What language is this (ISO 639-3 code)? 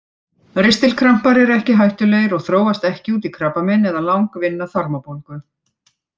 isl